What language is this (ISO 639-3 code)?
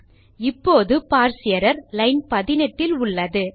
tam